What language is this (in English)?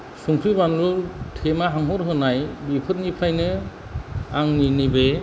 Bodo